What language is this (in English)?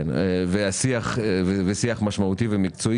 Hebrew